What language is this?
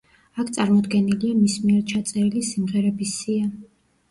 Georgian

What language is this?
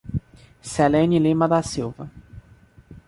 Portuguese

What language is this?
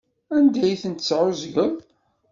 Kabyle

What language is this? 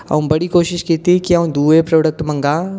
Dogri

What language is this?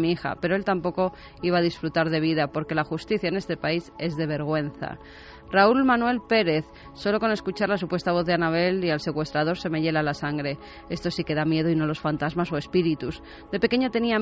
Spanish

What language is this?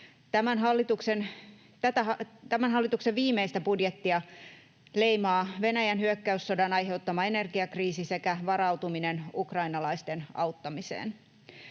Finnish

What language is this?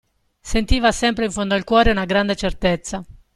Italian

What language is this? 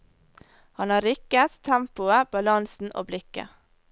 Norwegian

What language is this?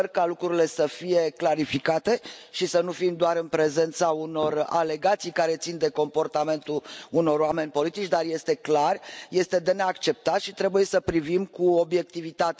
Romanian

